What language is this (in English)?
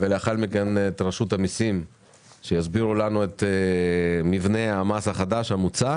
Hebrew